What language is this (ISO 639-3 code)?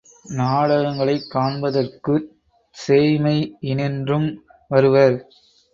tam